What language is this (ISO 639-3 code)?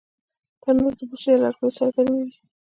pus